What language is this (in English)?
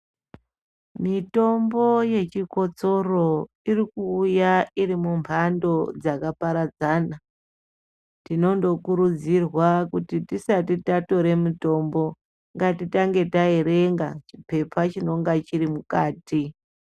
Ndau